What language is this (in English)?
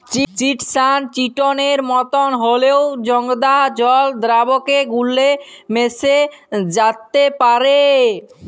Bangla